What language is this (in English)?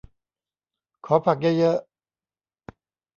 Thai